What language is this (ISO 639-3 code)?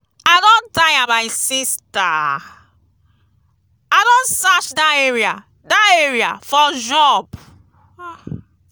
pcm